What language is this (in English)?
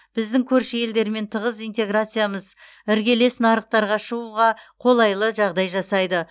Kazakh